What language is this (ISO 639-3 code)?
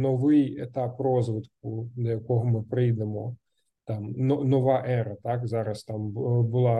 ukr